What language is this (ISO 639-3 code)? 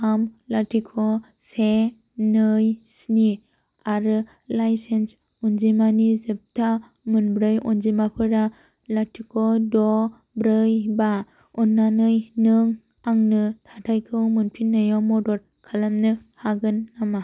brx